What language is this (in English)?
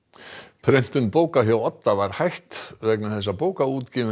Icelandic